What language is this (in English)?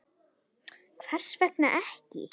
Icelandic